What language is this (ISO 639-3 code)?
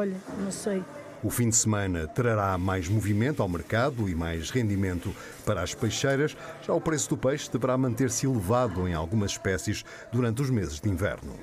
por